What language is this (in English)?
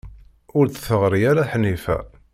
Kabyle